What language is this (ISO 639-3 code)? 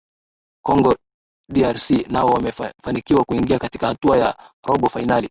swa